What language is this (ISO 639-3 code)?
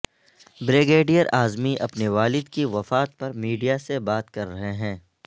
urd